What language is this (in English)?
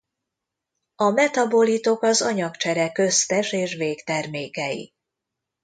Hungarian